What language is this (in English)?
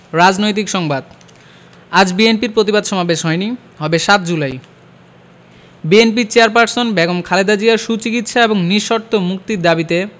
Bangla